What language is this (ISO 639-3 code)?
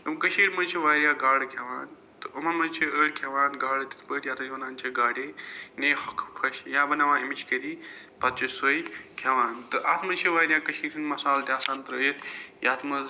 kas